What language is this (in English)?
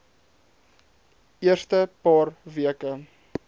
Afrikaans